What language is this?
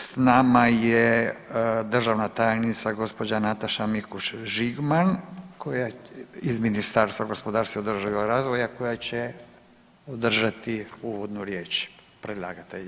Croatian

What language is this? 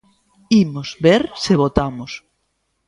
Galician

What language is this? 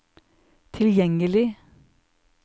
Norwegian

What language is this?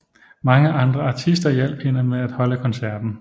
Danish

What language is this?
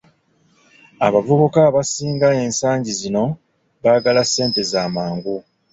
Ganda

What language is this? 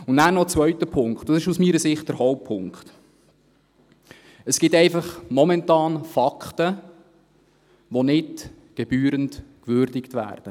Swiss German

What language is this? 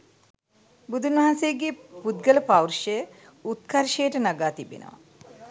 Sinhala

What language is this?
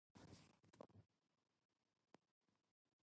Japanese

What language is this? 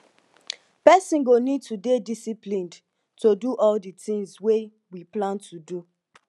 Nigerian Pidgin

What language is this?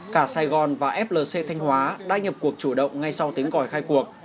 Vietnamese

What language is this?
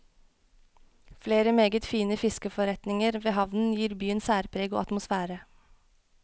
Norwegian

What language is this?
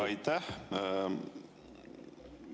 Estonian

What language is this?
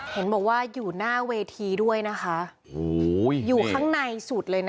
Thai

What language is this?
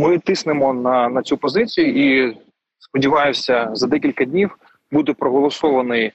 Ukrainian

